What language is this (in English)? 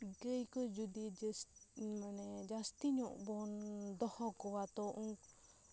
Santali